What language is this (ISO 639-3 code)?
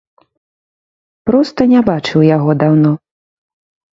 bel